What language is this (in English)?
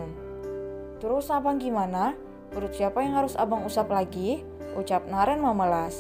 Indonesian